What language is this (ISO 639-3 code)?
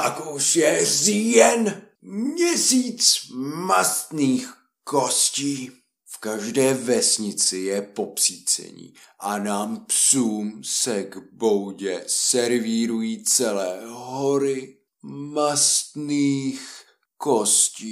ces